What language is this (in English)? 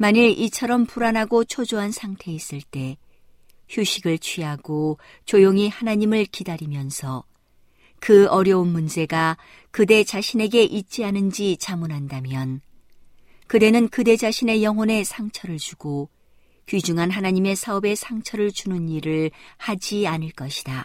Korean